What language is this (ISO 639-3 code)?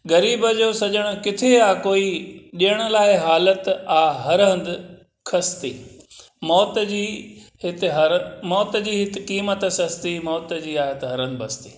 snd